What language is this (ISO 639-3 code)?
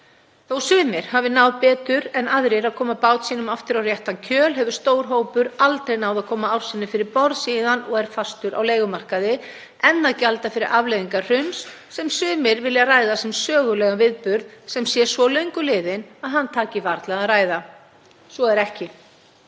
isl